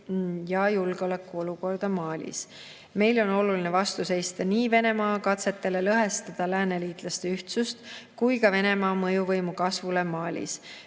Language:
Estonian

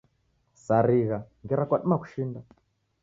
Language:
Taita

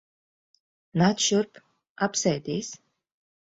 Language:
Latvian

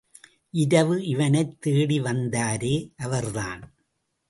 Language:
Tamil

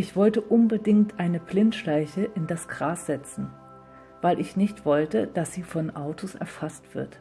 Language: German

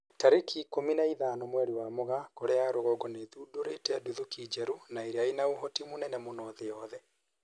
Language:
Kikuyu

